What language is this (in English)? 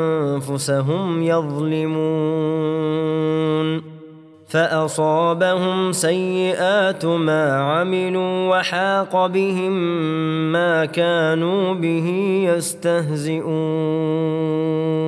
Arabic